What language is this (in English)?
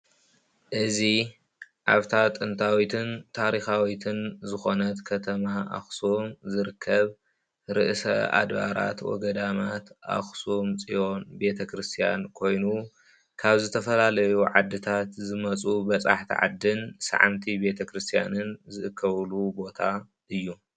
Tigrinya